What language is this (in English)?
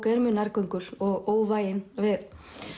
Icelandic